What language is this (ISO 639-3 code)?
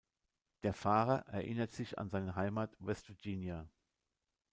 deu